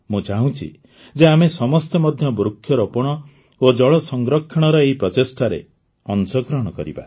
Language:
Odia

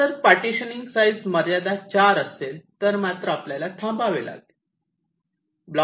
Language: Marathi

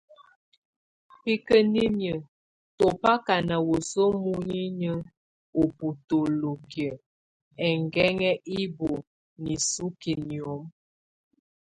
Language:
Tunen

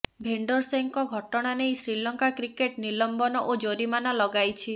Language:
Odia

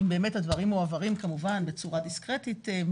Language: Hebrew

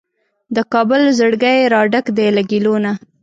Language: Pashto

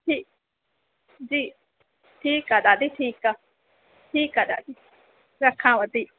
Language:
Sindhi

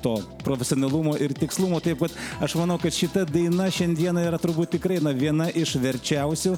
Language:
Lithuanian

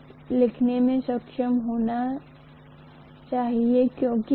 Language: Hindi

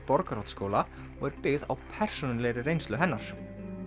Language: Icelandic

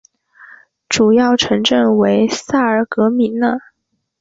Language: Chinese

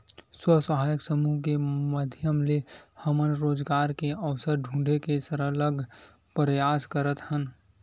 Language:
Chhattisgarhi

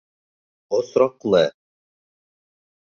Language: Bashkir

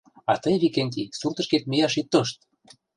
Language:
Mari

